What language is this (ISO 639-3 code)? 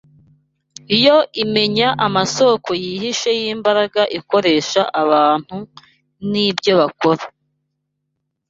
kin